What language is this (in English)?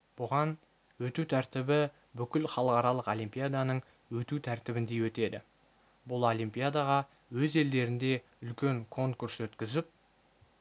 Kazakh